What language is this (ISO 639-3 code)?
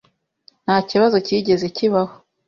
kin